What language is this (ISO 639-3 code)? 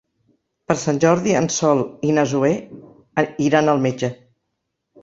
cat